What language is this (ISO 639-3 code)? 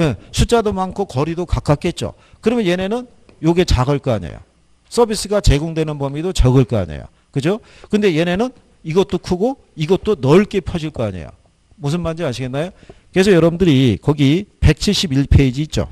kor